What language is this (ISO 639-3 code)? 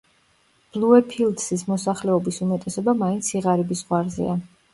kat